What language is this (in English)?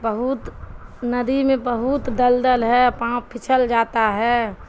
Urdu